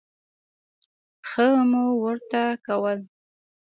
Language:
Pashto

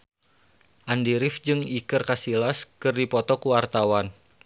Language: Sundanese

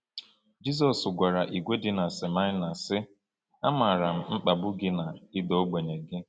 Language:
Igbo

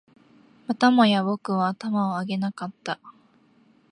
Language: Japanese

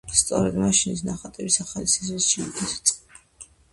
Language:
Georgian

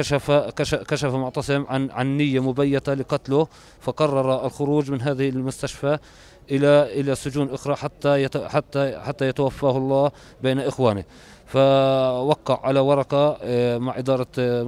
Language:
Arabic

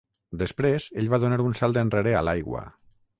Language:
Catalan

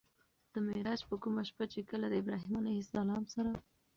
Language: Pashto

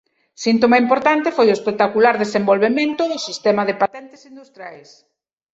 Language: Galician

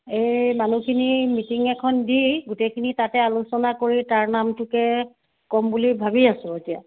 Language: Assamese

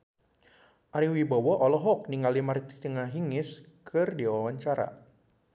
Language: Sundanese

